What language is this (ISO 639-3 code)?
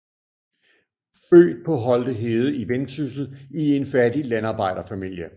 dan